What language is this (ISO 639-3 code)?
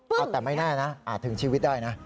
tha